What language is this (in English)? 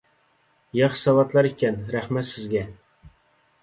Uyghur